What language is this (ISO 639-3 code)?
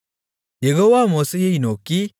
tam